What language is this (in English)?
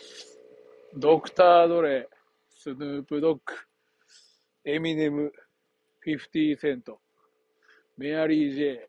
Japanese